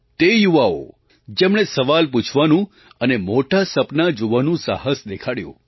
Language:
Gujarati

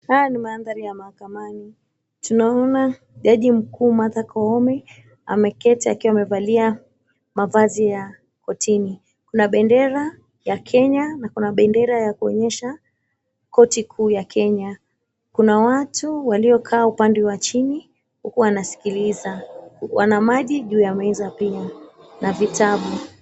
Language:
Swahili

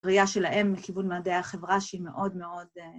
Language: Hebrew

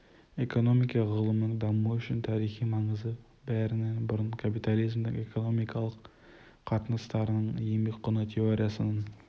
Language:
Kazakh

